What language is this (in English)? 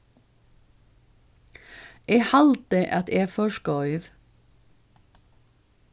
Faroese